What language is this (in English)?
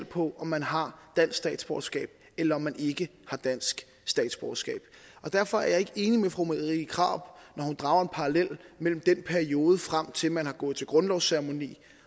Danish